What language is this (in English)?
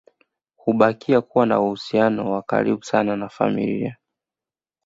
Swahili